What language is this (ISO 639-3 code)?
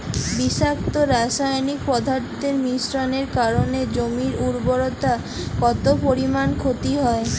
ben